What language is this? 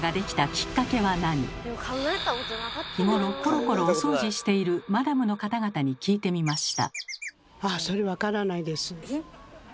Japanese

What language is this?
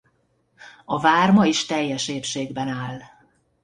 Hungarian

